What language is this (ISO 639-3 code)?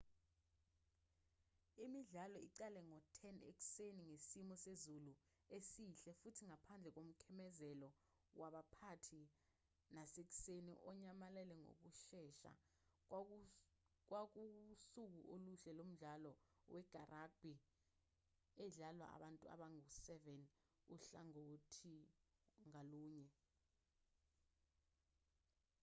zul